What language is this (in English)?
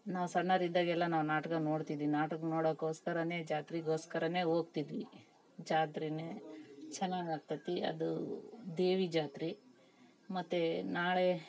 Kannada